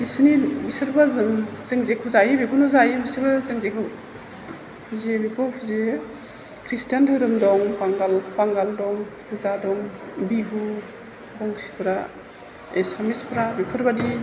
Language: Bodo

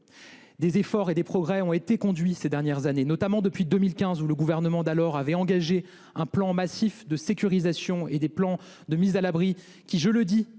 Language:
French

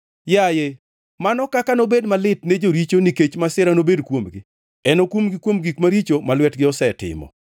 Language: Luo (Kenya and Tanzania)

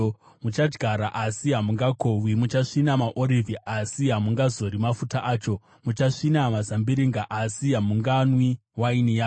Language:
Shona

